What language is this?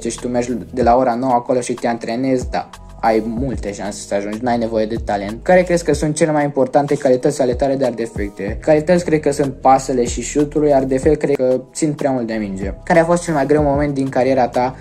Romanian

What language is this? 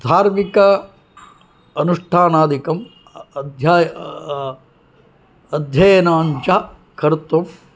Sanskrit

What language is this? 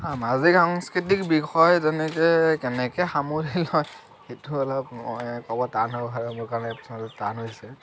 Assamese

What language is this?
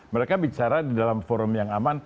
Indonesian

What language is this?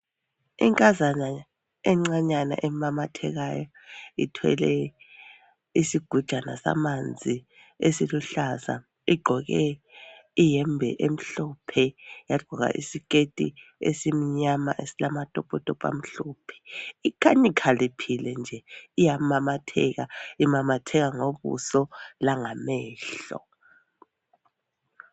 North Ndebele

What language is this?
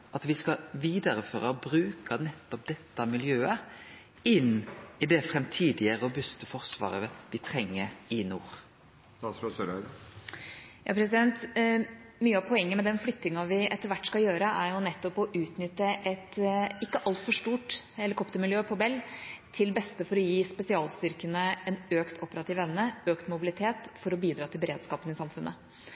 Norwegian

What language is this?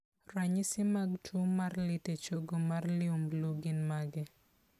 Luo (Kenya and Tanzania)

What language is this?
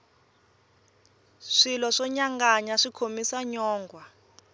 Tsonga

